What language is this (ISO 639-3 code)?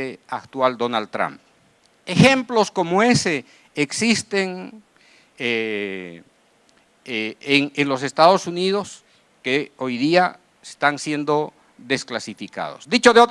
spa